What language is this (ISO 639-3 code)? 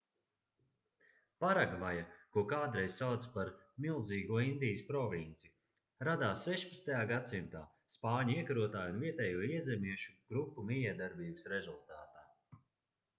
lav